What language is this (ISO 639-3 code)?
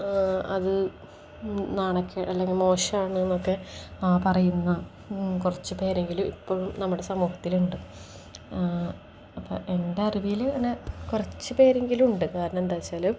mal